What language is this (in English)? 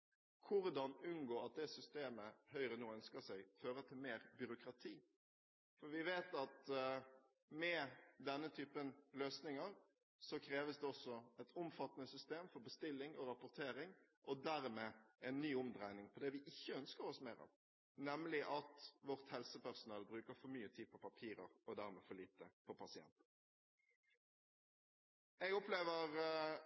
Norwegian Bokmål